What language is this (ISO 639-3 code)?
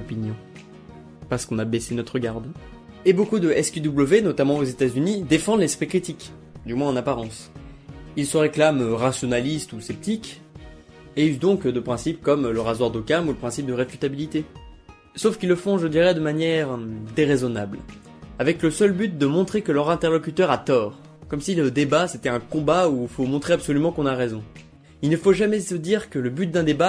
fra